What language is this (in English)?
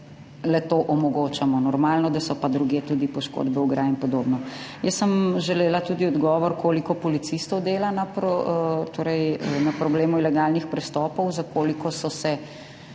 Slovenian